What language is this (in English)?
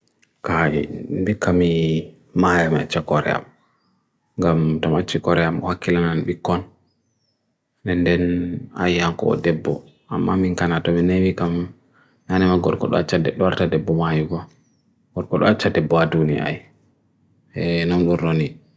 Bagirmi Fulfulde